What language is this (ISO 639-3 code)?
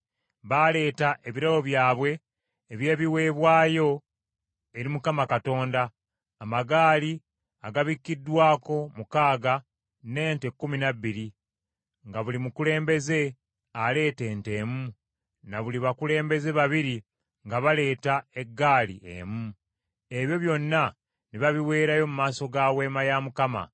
lug